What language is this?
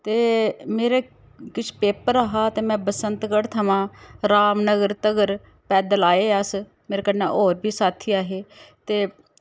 Dogri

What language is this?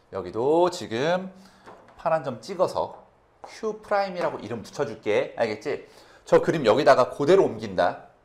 Korean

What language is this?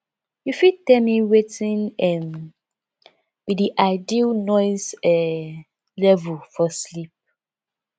Nigerian Pidgin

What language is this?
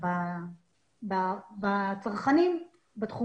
Hebrew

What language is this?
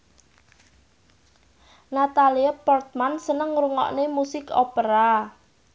Javanese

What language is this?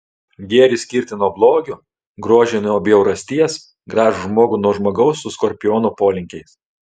Lithuanian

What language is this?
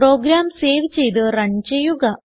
Malayalam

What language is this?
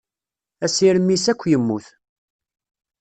Kabyle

